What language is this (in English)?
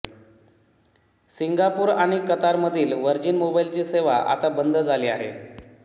Marathi